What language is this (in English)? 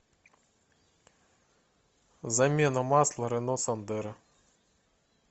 Russian